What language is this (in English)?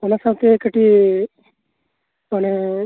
Santali